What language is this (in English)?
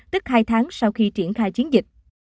Vietnamese